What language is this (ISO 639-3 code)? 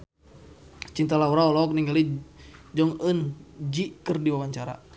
sun